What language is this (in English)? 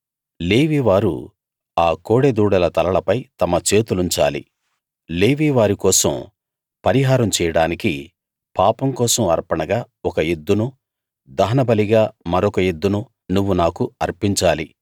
Telugu